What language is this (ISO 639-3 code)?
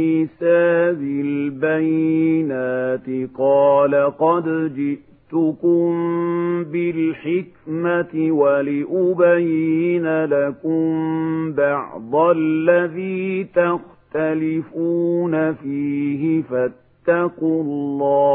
ara